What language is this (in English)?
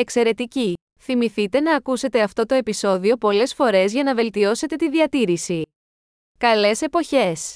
Greek